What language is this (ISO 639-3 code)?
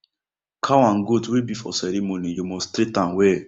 pcm